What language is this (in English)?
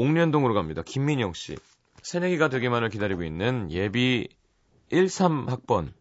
Korean